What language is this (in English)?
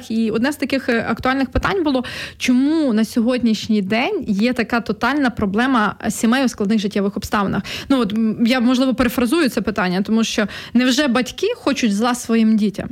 Ukrainian